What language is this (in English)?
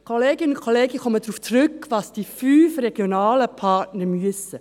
Swiss German